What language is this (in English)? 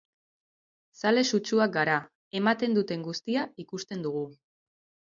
Basque